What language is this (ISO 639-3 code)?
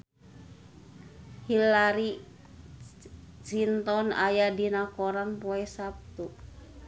sun